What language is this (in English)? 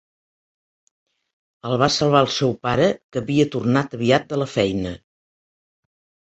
Catalan